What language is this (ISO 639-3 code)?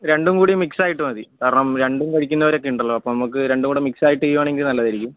mal